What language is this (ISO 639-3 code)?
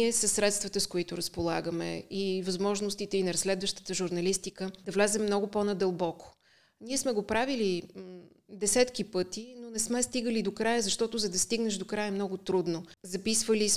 bul